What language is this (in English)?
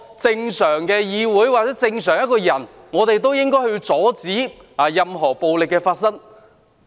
Cantonese